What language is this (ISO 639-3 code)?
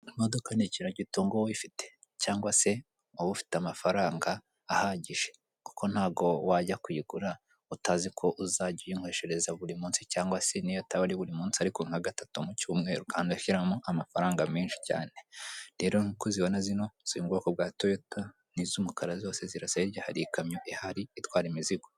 kin